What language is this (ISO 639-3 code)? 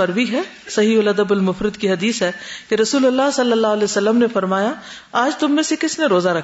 urd